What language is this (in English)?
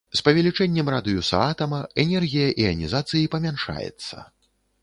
Belarusian